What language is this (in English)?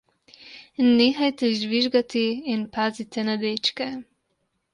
Slovenian